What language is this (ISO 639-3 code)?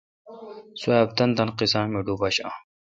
xka